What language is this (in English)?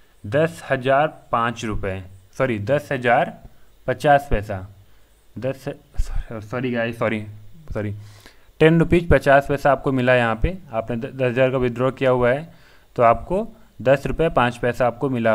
Hindi